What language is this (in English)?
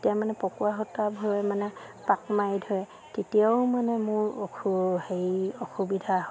Assamese